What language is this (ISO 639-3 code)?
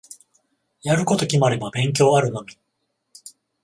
jpn